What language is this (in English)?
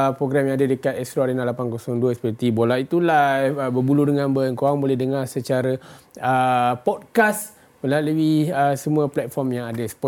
Malay